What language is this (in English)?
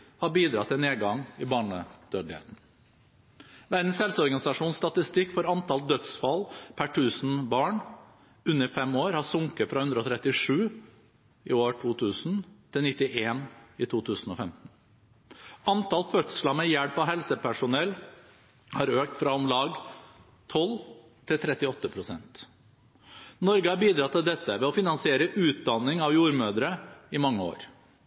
Norwegian Bokmål